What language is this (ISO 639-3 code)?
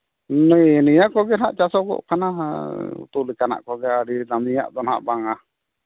sat